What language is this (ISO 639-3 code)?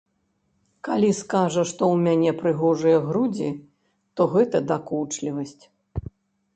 bel